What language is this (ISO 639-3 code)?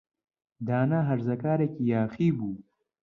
ckb